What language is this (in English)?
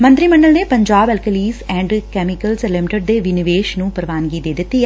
Punjabi